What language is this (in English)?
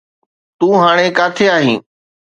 Sindhi